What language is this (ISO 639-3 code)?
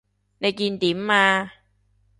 yue